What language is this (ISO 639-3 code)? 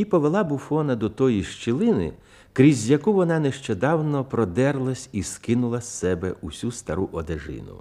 ukr